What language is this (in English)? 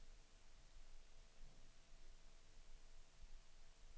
Swedish